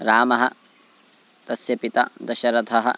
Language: Sanskrit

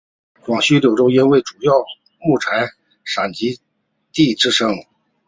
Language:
Chinese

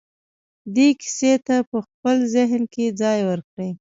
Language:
Pashto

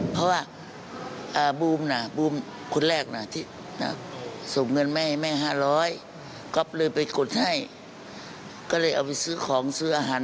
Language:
Thai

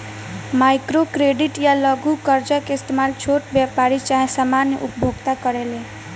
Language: Bhojpuri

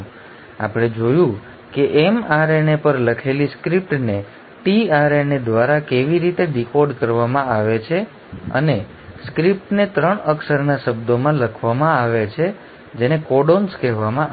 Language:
Gujarati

